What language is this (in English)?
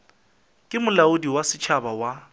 Northern Sotho